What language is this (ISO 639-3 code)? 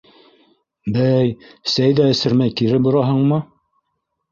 bak